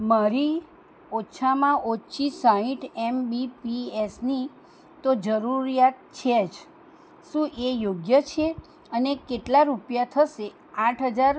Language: Gujarati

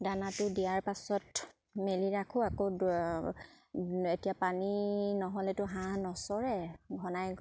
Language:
Assamese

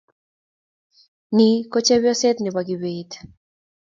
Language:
Kalenjin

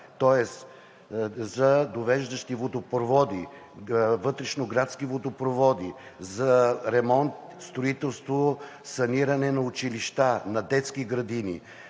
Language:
Bulgarian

